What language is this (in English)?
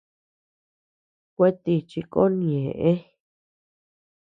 Tepeuxila Cuicatec